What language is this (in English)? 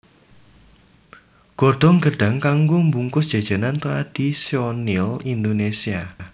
Javanese